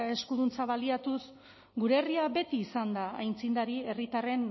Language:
Basque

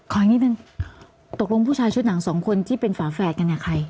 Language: Thai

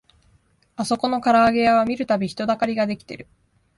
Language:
Japanese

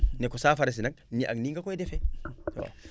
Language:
Wolof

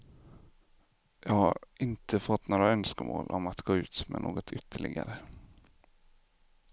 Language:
Swedish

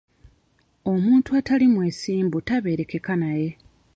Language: Ganda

